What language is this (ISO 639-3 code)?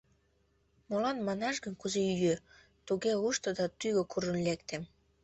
chm